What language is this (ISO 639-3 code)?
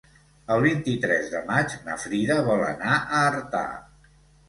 cat